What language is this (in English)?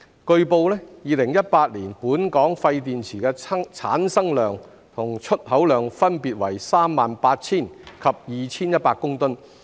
Cantonese